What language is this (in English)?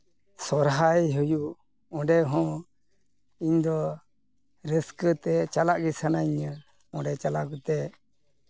Santali